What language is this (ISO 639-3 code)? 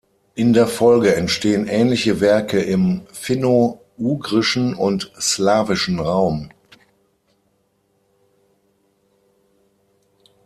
deu